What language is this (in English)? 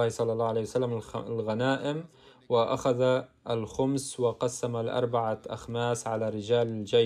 Arabic